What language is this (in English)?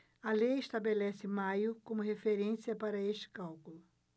Portuguese